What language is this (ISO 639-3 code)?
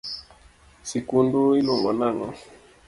luo